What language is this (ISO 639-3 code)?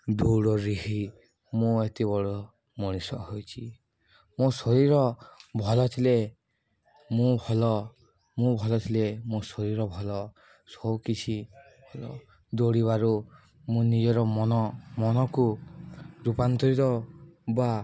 ori